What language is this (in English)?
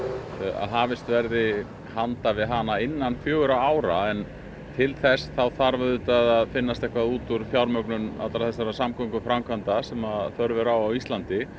Icelandic